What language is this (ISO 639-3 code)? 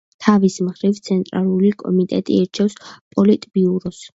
kat